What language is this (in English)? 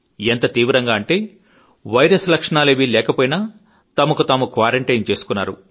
Telugu